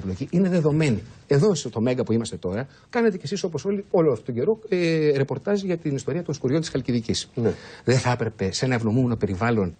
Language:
Greek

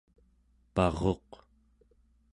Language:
Central Yupik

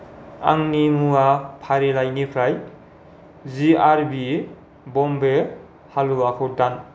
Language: Bodo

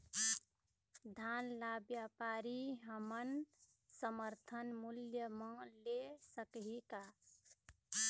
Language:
Chhattisgarhi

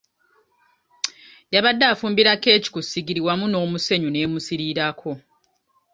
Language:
Ganda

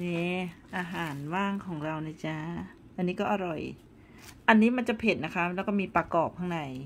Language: Thai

